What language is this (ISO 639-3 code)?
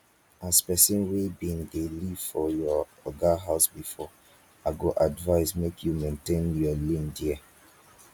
pcm